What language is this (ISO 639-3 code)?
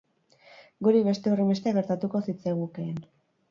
eus